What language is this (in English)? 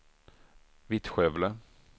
Swedish